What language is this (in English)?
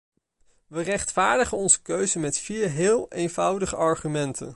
Dutch